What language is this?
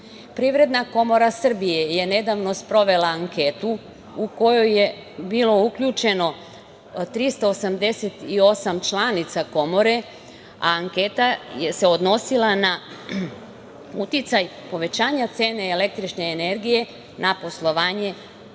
Serbian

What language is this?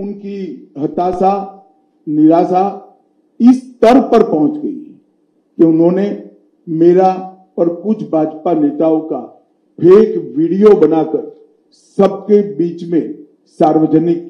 Telugu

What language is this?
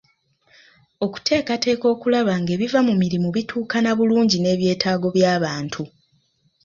Ganda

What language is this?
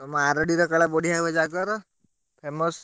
Odia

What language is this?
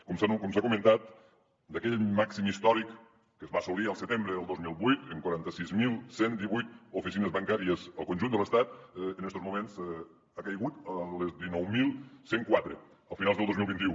Catalan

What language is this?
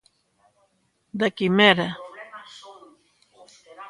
Galician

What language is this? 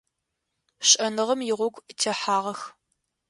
Adyghe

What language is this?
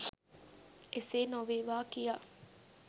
Sinhala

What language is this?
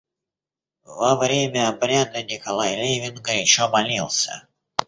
Russian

